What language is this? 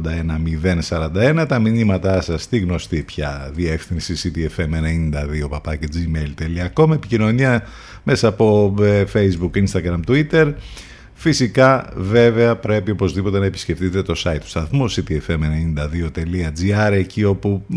Greek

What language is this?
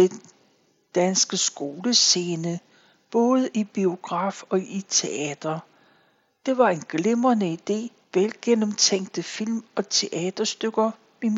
Danish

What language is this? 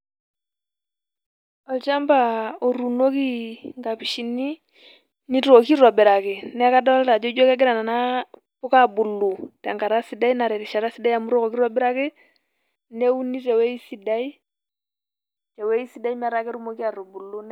Masai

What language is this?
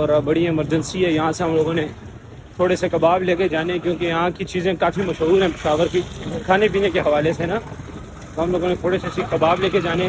Urdu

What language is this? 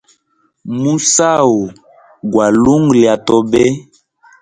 Hemba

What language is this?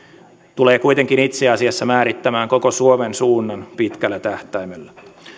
Finnish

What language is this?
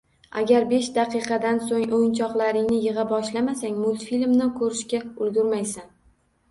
Uzbek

